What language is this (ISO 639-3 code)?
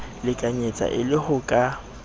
sot